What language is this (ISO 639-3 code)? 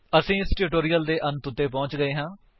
pan